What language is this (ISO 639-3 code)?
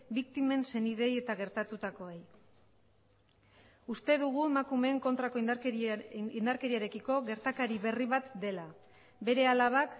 eus